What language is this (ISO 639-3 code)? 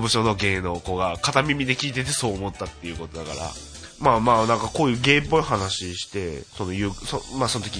jpn